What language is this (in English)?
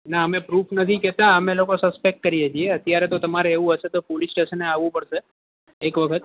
Gujarati